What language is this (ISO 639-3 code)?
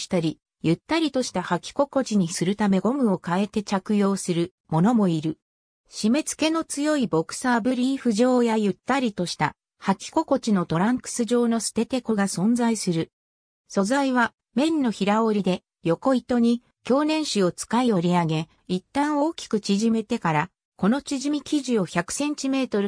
jpn